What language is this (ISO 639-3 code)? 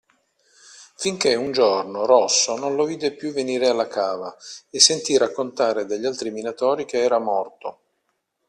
ita